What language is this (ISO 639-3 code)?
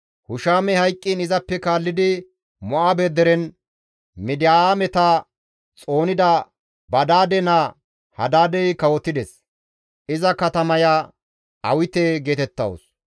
gmv